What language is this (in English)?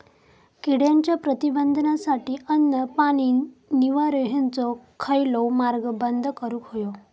Marathi